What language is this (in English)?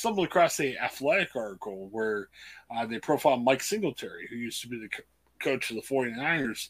English